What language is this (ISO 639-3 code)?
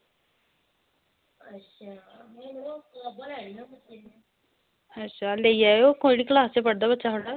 doi